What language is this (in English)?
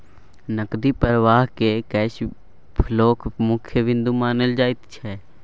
Maithili